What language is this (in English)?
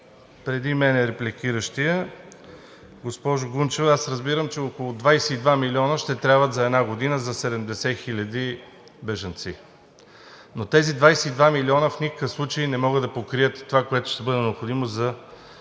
Bulgarian